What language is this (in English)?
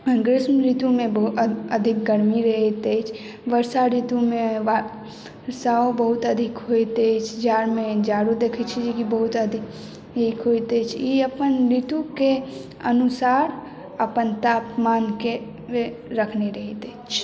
Maithili